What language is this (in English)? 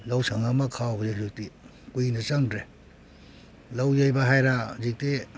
Manipuri